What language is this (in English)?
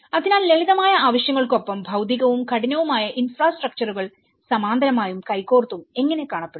Malayalam